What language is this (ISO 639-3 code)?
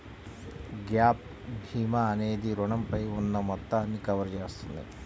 tel